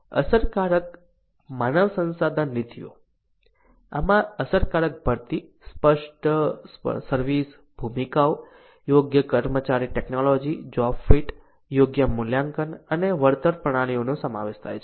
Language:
Gujarati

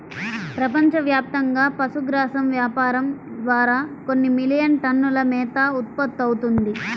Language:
Telugu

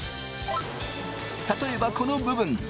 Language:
Japanese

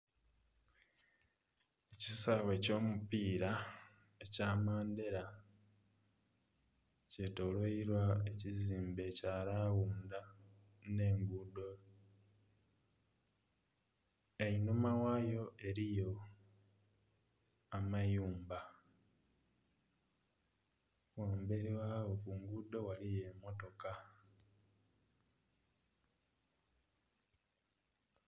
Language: Soga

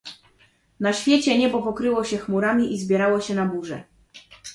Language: Polish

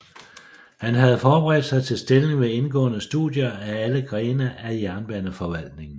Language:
Danish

